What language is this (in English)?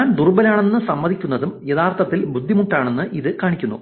Malayalam